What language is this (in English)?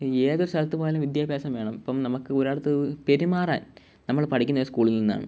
Malayalam